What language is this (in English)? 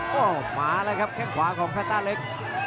Thai